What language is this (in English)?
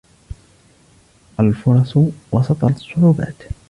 Arabic